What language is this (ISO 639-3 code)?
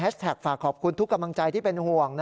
tha